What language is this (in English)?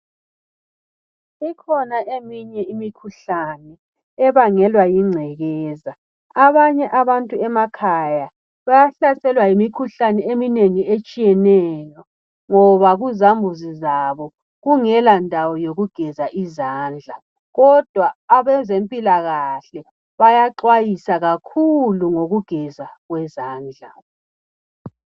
North Ndebele